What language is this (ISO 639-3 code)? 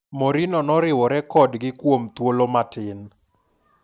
luo